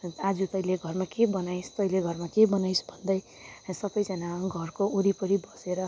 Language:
Nepali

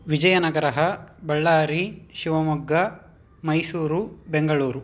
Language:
Sanskrit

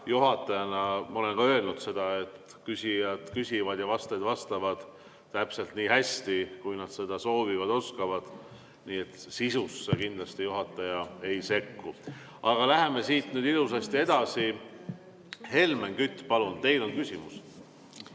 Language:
Estonian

